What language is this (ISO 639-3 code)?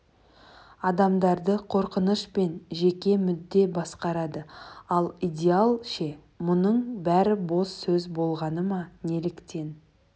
kaz